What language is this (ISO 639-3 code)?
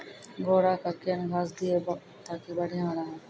mai